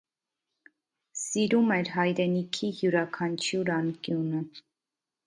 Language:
Armenian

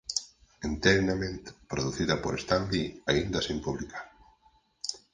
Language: Galician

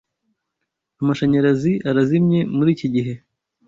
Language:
Kinyarwanda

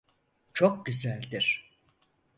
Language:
Turkish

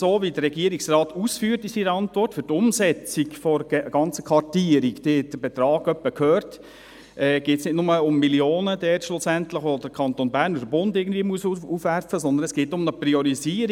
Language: Swiss German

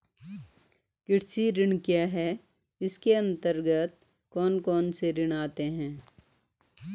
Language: Hindi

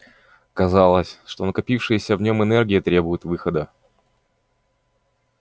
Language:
Russian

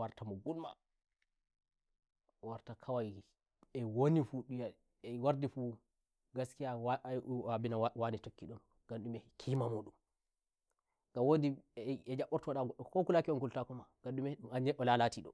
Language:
Nigerian Fulfulde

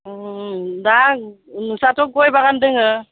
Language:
Bodo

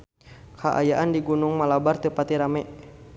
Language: Sundanese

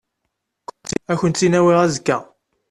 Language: Kabyle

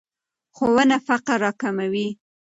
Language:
Pashto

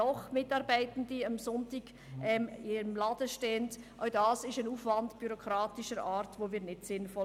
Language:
Swiss German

